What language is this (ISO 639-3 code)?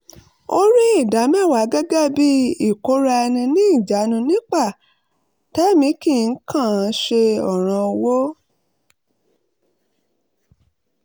yor